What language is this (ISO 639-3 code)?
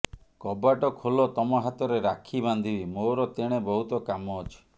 ori